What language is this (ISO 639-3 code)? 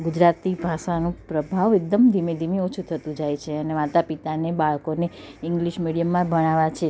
guj